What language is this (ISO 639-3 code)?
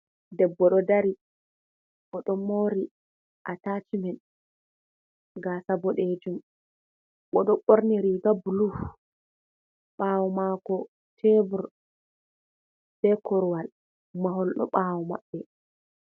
ful